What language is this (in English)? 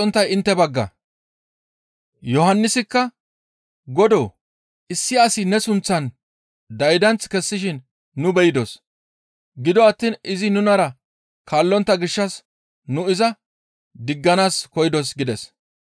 Gamo